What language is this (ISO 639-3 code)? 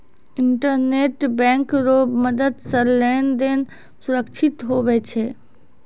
mai